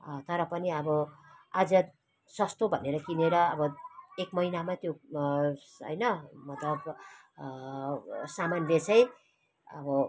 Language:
Nepali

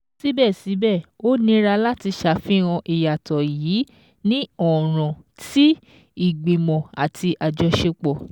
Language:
Yoruba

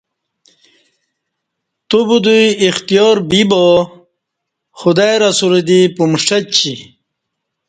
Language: Kati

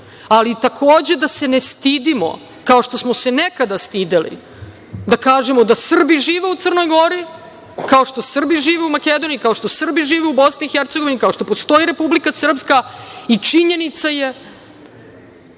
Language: Serbian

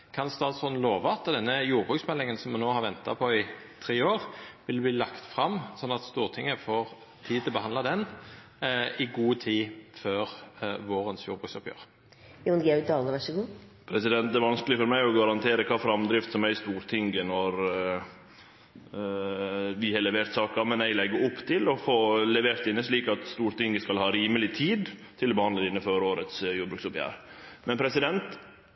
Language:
Norwegian Nynorsk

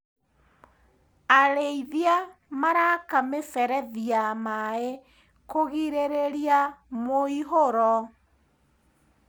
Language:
Kikuyu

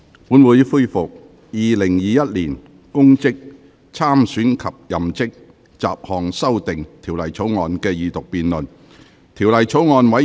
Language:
Cantonese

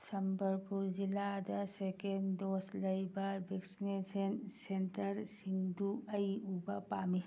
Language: Manipuri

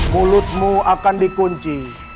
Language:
Indonesian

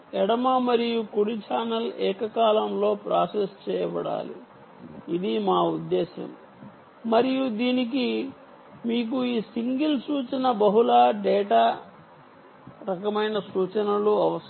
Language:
Telugu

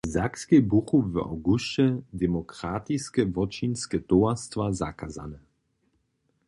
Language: Upper Sorbian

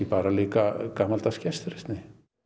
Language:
Icelandic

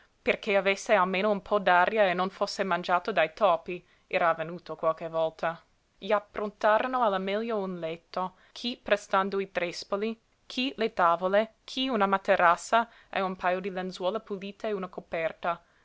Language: Italian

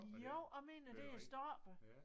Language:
Danish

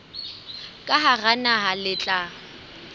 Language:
Southern Sotho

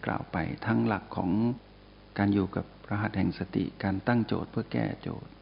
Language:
Thai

